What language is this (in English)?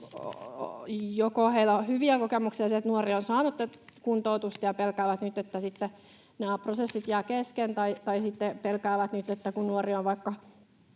Finnish